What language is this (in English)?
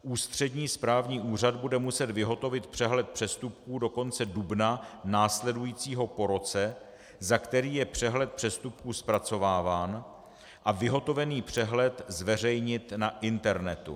Czech